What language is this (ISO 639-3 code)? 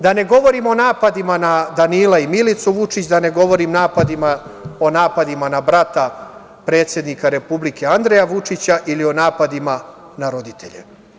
srp